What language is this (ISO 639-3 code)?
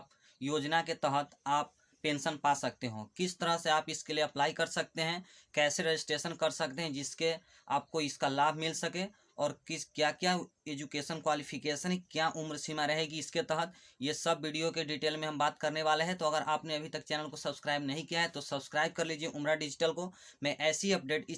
hin